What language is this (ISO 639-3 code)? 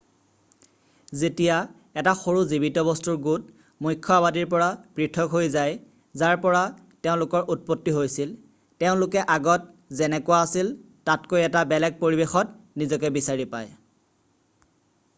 asm